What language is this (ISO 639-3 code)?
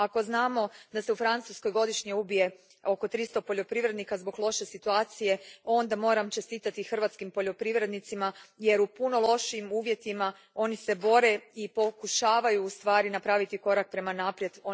hrv